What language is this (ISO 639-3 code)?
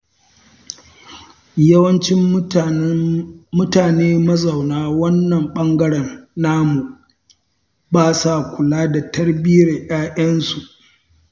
hau